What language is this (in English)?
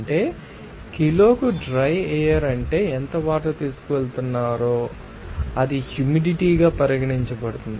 Telugu